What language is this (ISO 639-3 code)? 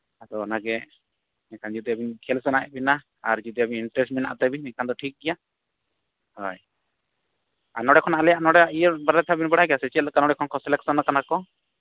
sat